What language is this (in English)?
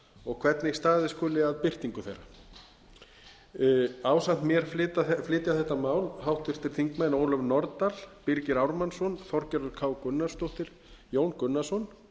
Icelandic